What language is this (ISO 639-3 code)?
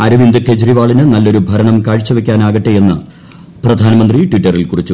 mal